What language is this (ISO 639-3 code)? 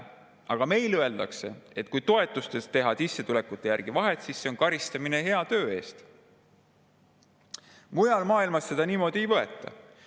est